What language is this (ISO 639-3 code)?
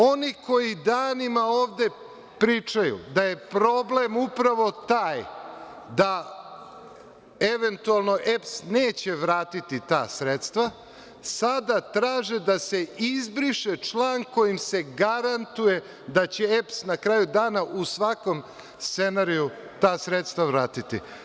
srp